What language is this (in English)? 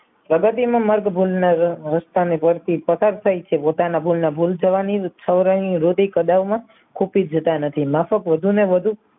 Gujarati